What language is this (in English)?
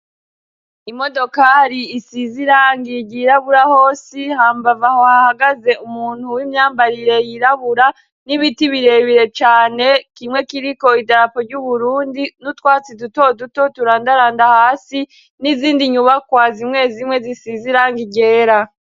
Rundi